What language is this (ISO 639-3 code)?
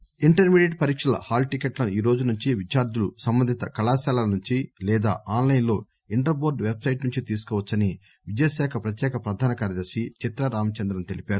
tel